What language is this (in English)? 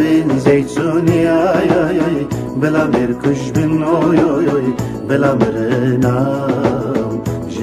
Turkish